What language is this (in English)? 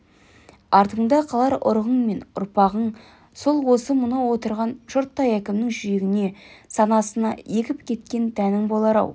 Kazakh